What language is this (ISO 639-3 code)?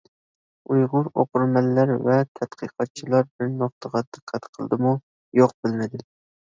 uig